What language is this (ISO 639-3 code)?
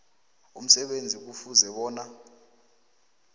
nbl